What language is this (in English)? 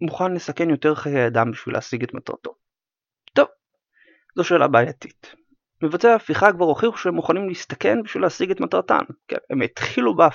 Hebrew